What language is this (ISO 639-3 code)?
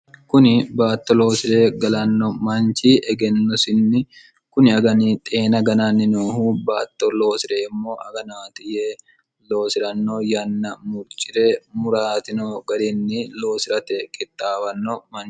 sid